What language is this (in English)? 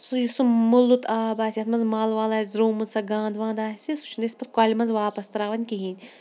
Kashmiri